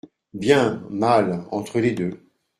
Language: French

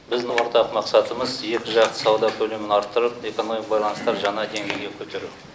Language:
Kazakh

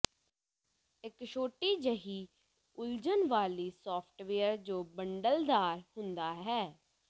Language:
Punjabi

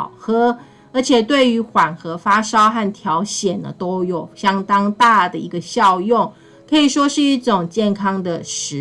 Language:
Chinese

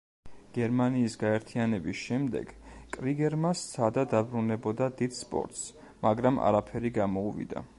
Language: Georgian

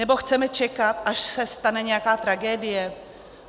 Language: Czech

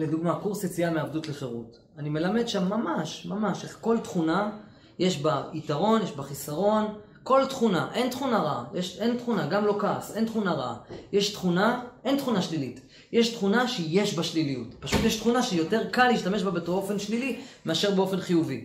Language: Hebrew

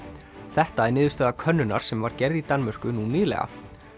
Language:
Icelandic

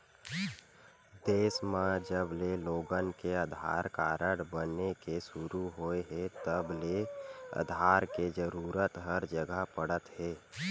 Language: Chhattisgarhi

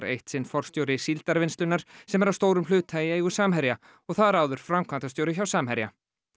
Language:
Icelandic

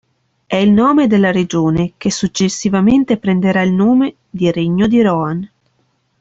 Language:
Italian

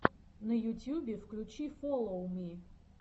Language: Russian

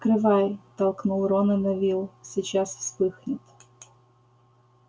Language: Russian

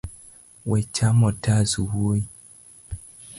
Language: Luo (Kenya and Tanzania)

